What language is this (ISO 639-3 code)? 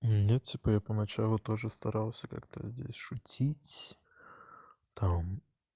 rus